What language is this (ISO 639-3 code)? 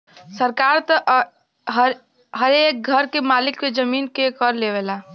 bho